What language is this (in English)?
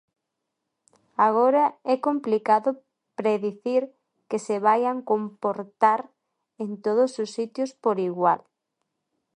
Galician